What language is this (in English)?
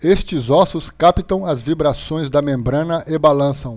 Portuguese